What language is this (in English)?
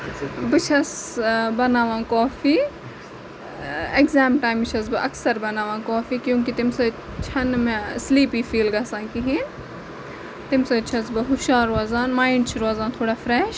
Kashmiri